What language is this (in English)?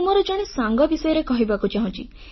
Odia